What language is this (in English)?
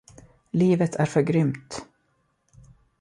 Swedish